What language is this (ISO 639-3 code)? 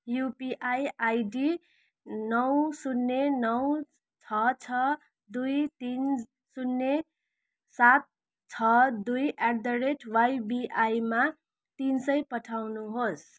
nep